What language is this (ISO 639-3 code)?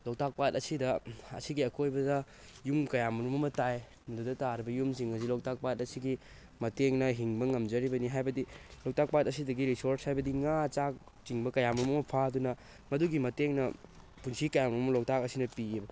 mni